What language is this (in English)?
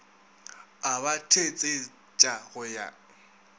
Northern Sotho